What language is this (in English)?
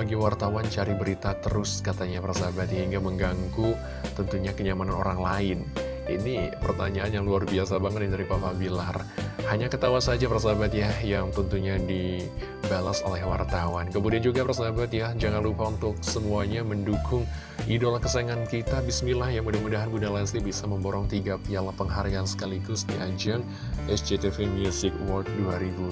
Indonesian